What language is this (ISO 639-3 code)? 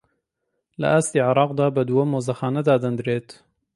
ckb